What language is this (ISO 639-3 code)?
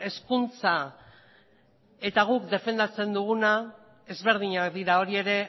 eus